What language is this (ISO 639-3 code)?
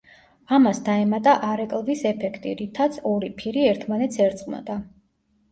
kat